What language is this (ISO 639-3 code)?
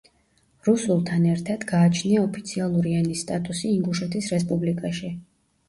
kat